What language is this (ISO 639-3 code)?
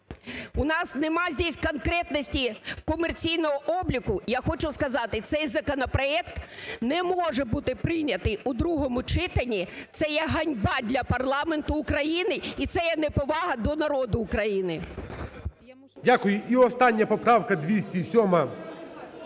ukr